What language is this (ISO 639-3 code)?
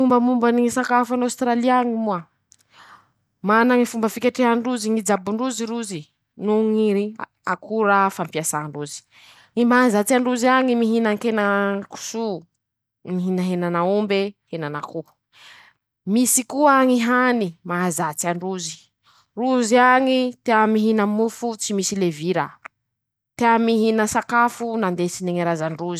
msh